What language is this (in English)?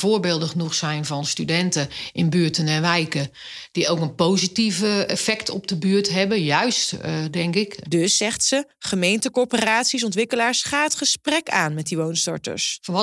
Dutch